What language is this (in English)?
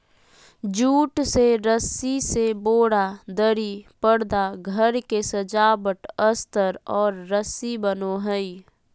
Magahi